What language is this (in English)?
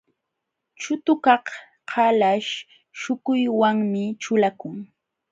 Jauja Wanca Quechua